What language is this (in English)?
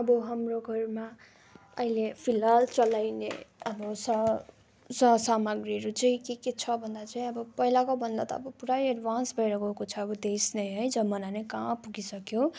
Nepali